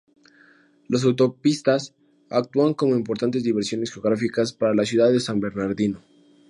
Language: Spanish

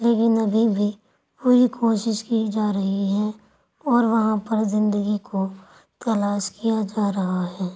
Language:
Urdu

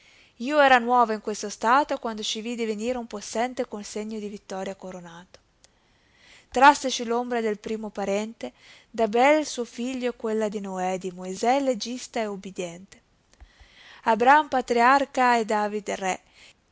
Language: Italian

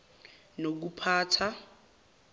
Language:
Zulu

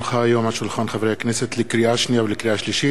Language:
Hebrew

